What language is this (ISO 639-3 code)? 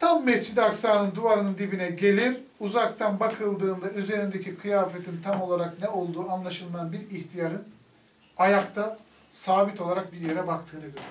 tur